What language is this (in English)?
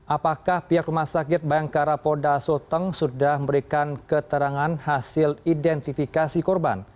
Indonesian